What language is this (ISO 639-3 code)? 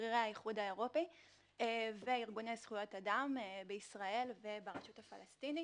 heb